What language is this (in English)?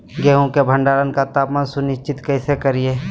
Magahi